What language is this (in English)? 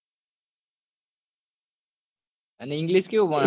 Gujarati